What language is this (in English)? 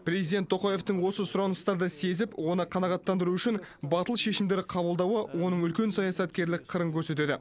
Kazakh